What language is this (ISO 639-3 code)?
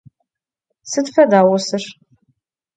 ady